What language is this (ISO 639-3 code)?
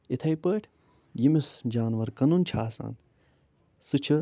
kas